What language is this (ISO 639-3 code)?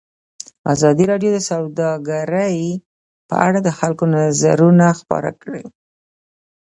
pus